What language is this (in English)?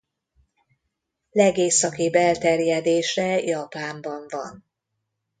Hungarian